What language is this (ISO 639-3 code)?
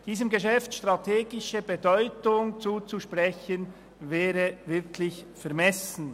gsw